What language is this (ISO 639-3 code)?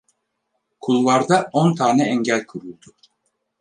tur